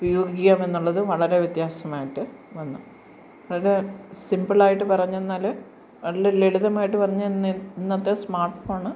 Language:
Malayalam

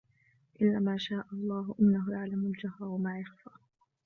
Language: Arabic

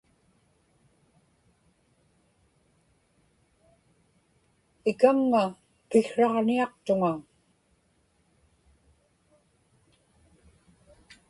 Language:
Inupiaq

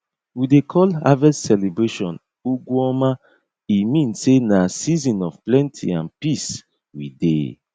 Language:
Nigerian Pidgin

